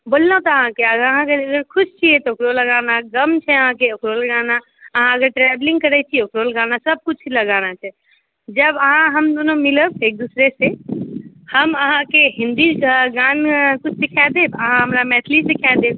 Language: Maithili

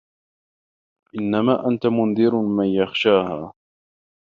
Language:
Arabic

